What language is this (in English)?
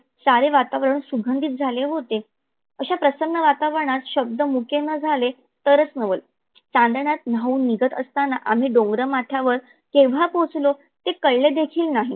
Marathi